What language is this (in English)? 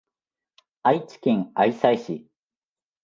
Japanese